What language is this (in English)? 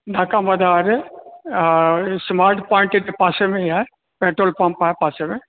Sindhi